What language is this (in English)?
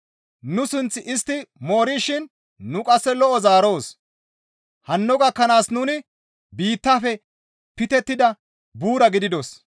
Gamo